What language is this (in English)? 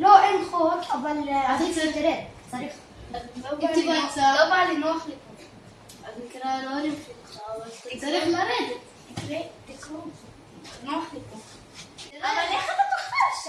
Hebrew